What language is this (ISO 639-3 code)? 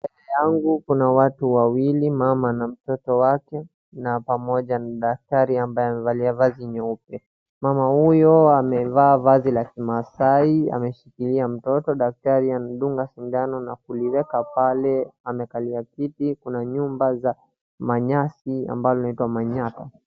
swa